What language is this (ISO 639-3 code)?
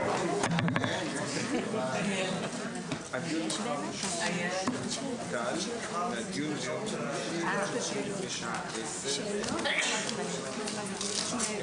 heb